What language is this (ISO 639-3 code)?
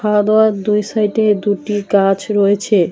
ben